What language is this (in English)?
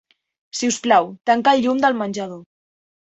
Catalan